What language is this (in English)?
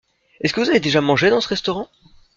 French